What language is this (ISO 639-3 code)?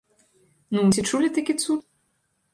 bel